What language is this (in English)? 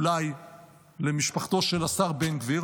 Hebrew